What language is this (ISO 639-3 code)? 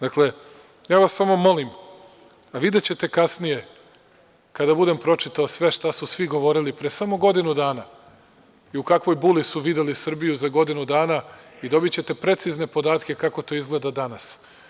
srp